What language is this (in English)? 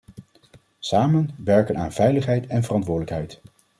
Dutch